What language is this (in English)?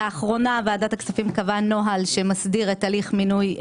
Hebrew